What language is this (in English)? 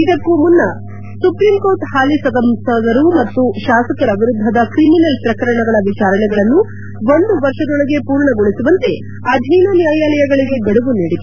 Kannada